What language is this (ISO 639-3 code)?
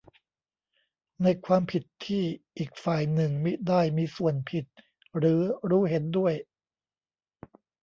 tha